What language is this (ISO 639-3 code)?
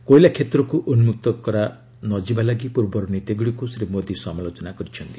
ori